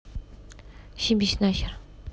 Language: Russian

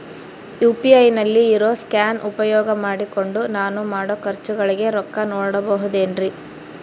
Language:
Kannada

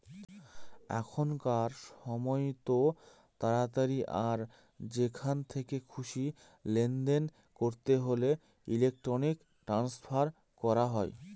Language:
Bangla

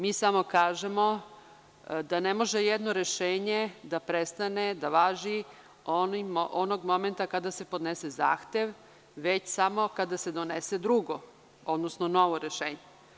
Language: Serbian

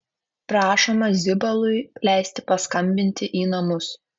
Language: Lithuanian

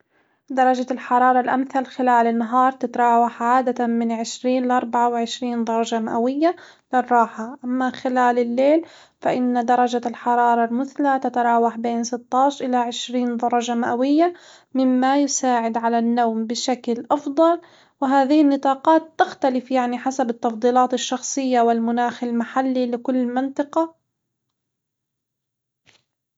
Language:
Hijazi Arabic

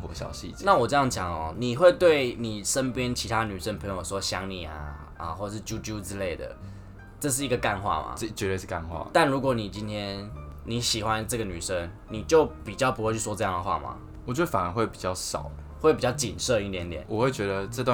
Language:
Chinese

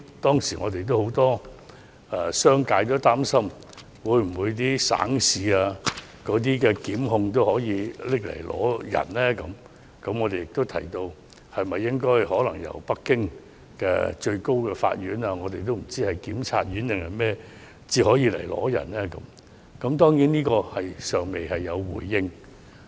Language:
Cantonese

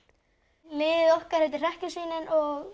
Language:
Icelandic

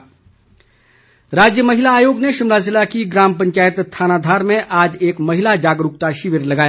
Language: Hindi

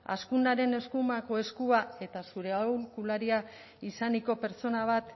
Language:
Basque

